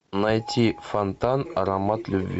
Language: Russian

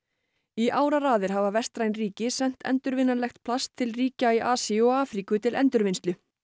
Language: Icelandic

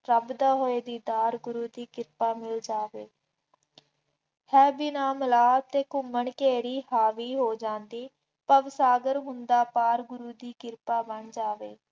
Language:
Punjabi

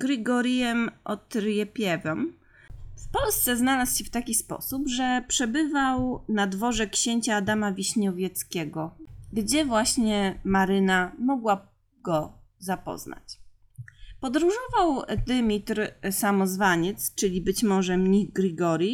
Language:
Polish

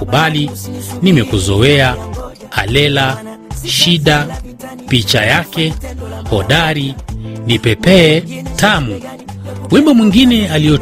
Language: Swahili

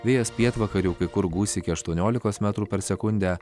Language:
Lithuanian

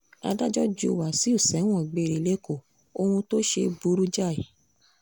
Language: Yoruba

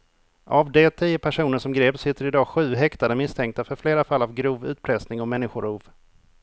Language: Swedish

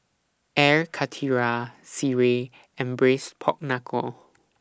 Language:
English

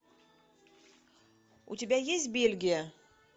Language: Russian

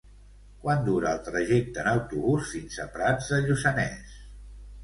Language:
Catalan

